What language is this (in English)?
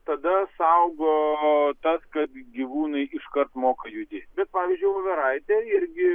Lithuanian